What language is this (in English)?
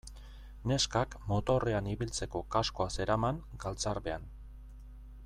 Basque